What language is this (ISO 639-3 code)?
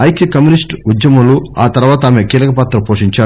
tel